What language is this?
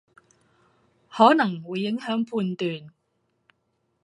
Cantonese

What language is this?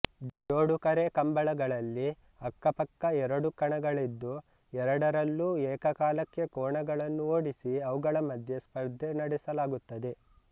Kannada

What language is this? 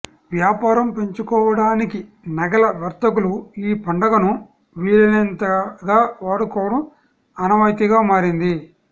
Telugu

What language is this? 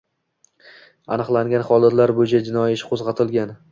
Uzbek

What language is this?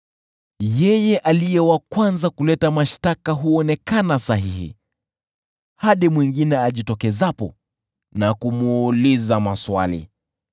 Swahili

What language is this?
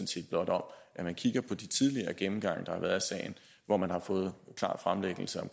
Danish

